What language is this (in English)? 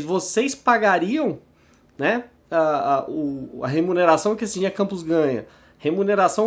Portuguese